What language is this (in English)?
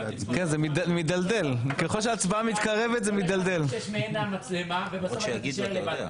Hebrew